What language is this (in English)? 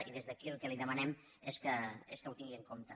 Catalan